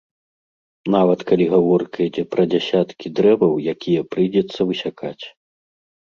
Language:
Belarusian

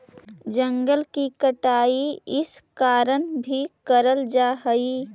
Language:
Magahi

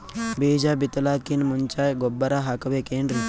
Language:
Kannada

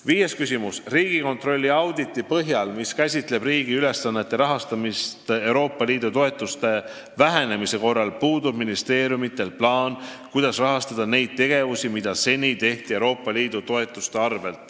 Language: Estonian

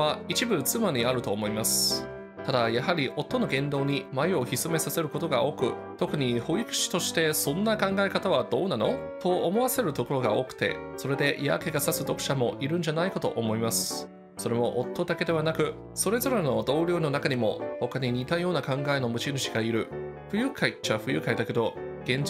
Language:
Japanese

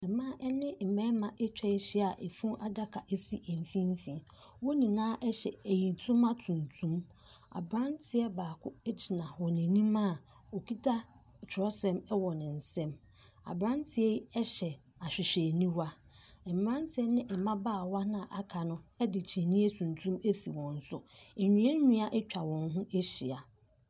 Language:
Akan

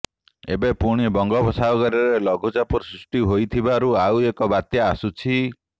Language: Odia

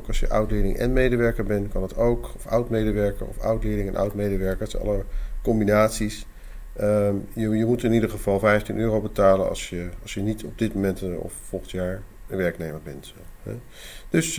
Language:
Dutch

